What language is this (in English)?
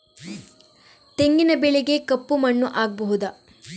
Kannada